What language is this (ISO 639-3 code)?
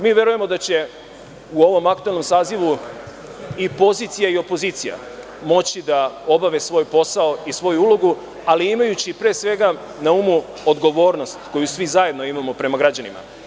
srp